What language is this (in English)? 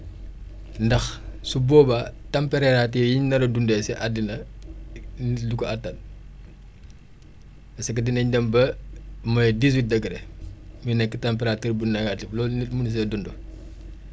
Wolof